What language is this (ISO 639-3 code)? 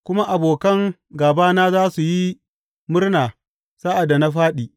hau